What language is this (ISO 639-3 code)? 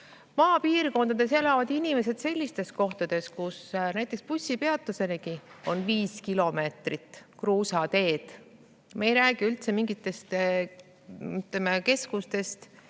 est